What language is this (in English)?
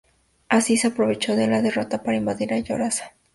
Spanish